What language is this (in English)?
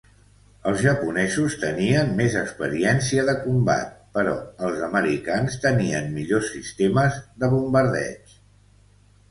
Catalan